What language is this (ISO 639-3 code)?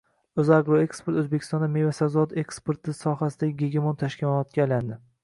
uzb